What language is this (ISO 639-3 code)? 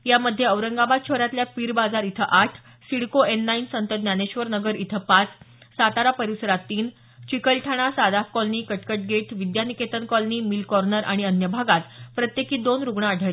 mar